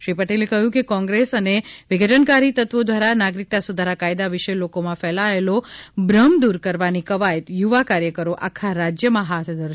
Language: Gujarati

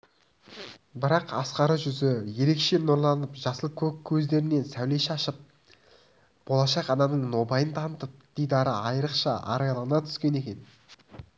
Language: Kazakh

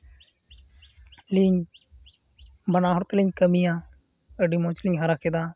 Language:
Santali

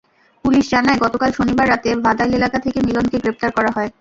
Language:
Bangla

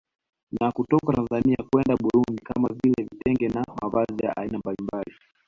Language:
Swahili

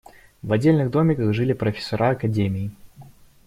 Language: Russian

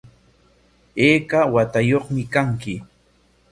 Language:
Corongo Ancash Quechua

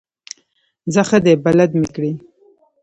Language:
Pashto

